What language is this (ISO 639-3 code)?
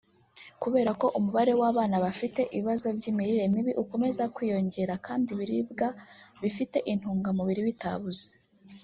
kin